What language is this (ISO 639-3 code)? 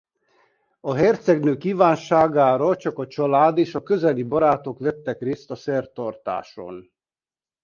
hun